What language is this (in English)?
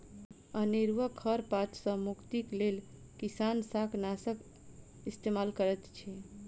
Maithili